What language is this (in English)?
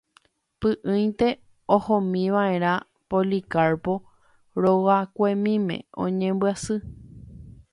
Guarani